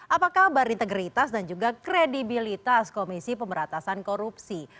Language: Indonesian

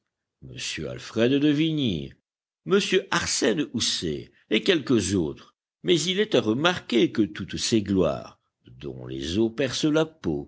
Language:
French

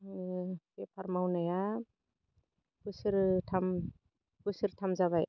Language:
Bodo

